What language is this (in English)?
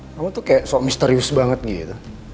Indonesian